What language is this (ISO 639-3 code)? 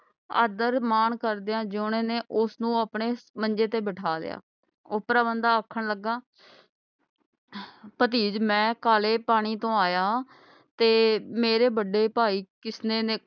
pan